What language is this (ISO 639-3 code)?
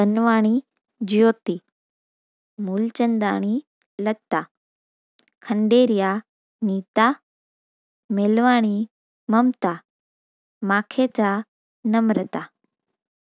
snd